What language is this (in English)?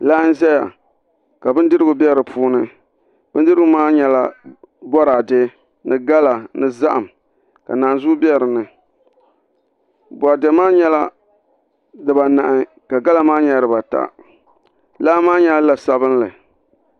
Dagbani